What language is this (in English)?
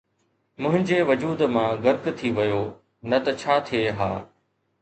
Sindhi